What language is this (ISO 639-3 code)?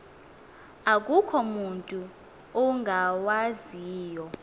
xho